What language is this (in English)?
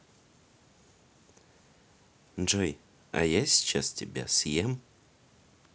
Russian